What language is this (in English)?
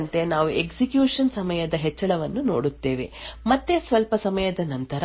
Kannada